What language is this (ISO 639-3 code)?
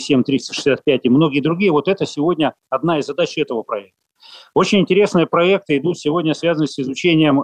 rus